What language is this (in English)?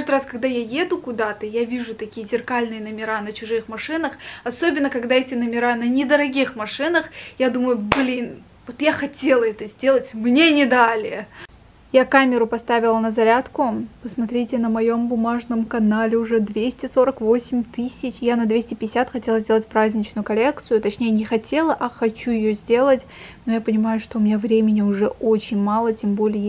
Russian